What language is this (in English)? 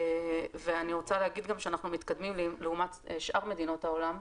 Hebrew